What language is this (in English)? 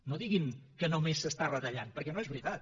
Catalan